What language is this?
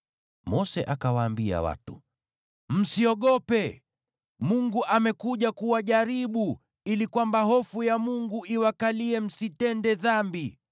Swahili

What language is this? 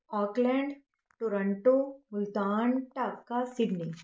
Punjabi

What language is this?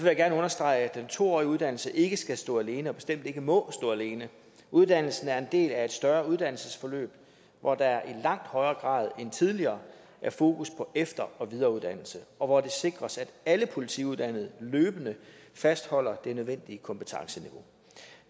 Danish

